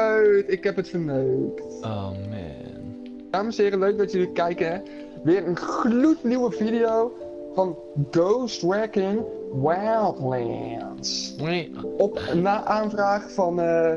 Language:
Dutch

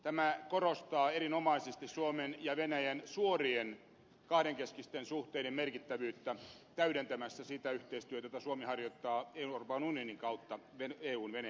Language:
Finnish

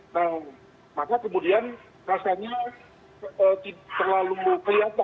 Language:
Indonesian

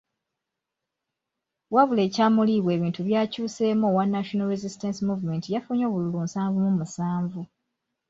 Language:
Ganda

